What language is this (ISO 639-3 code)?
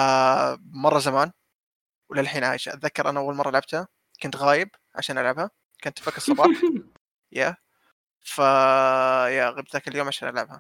ara